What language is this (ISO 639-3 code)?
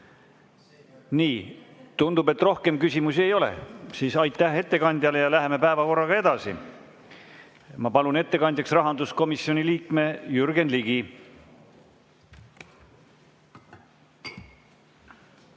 est